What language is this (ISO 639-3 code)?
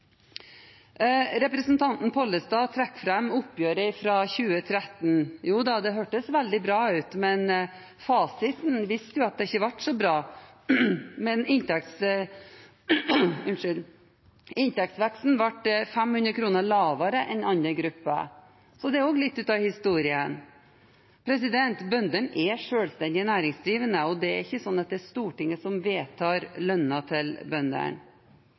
nob